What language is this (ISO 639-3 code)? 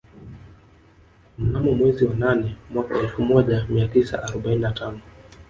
swa